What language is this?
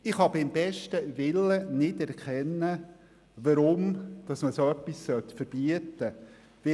Swiss German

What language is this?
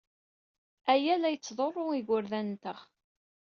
Kabyle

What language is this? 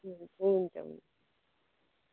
Nepali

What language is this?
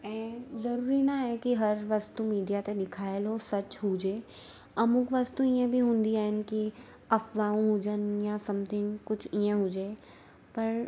Sindhi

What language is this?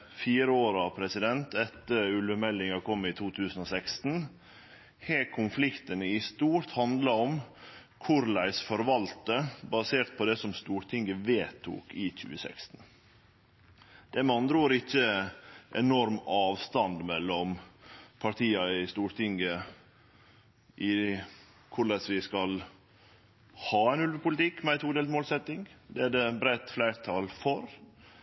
Norwegian Nynorsk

